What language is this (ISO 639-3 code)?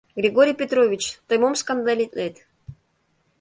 chm